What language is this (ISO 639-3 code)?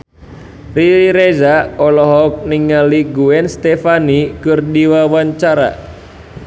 sun